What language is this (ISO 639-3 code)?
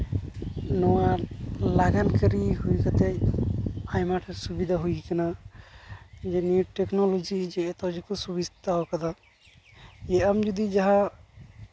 sat